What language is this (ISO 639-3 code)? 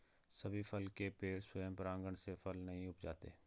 hin